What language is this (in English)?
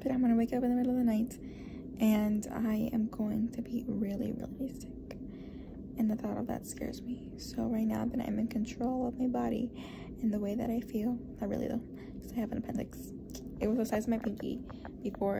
English